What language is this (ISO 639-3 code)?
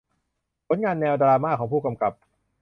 tha